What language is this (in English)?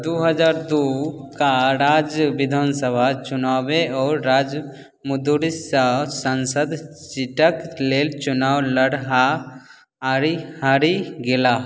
Maithili